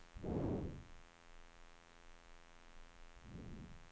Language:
Swedish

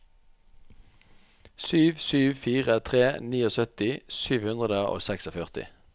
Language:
Norwegian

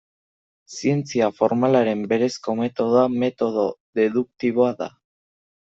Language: Basque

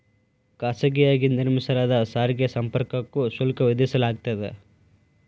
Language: Kannada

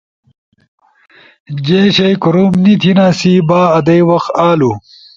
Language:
Ushojo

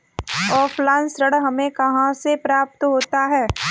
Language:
Hindi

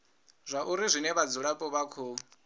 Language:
Venda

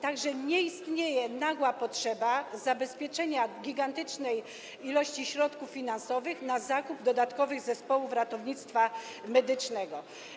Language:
Polish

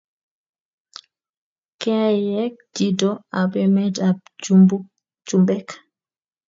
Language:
Kalenjin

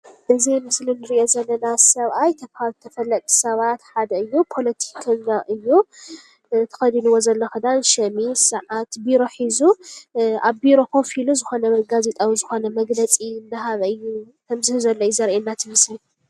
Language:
Tigrinya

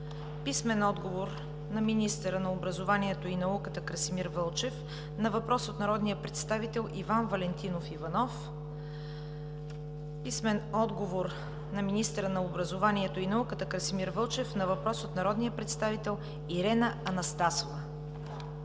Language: Bulgarian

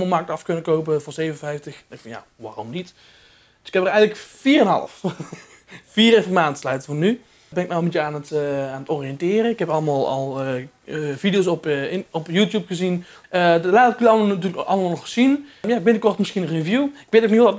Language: Dutch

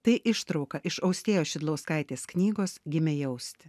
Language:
Lithuanian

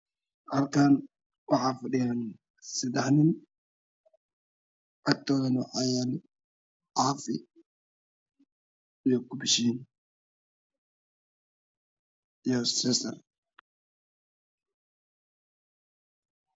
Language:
Somali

